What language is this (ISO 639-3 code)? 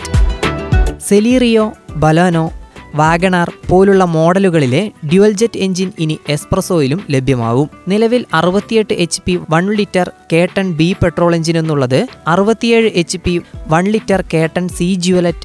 mal